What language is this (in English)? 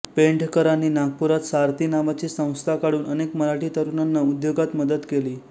Marathi